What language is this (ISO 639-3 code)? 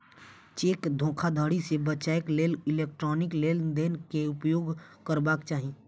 mai